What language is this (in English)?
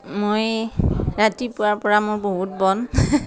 Assamese